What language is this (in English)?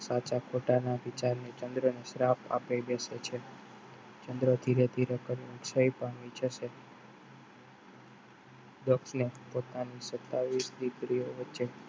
Gujarati